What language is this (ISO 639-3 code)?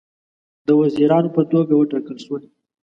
pus